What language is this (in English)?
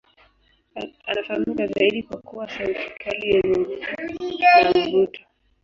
Swahili